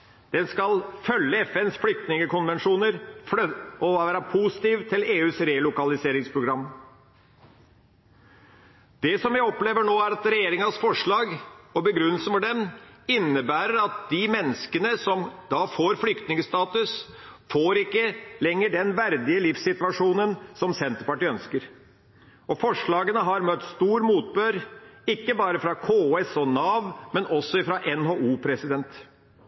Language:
Norwegian Bokmål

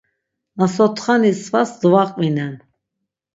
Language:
Laz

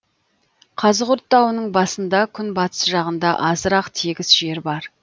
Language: Kazakh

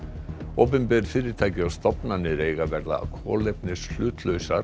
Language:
Icelandic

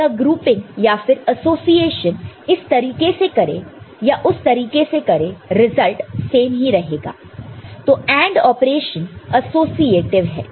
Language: Hindi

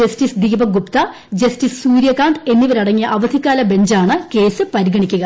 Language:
Malayalam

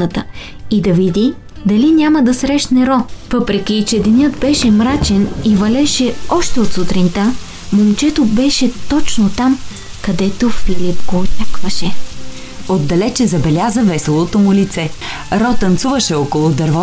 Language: Bulgarian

